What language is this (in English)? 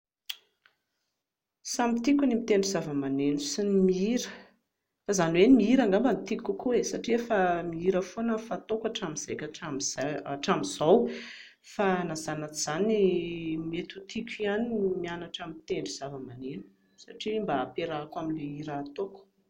Malagasy